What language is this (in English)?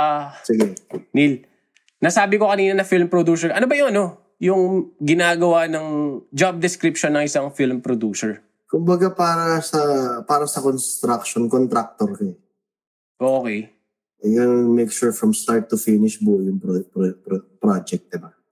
Filipino